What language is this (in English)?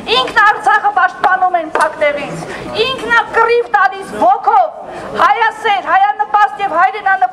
Romanian